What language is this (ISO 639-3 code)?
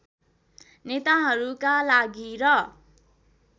nep